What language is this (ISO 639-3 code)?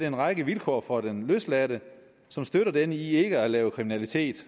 dan